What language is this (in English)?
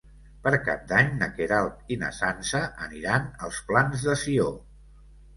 Catalan